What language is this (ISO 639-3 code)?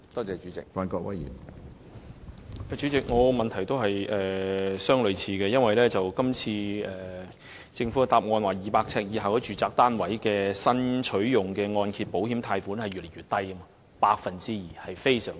yue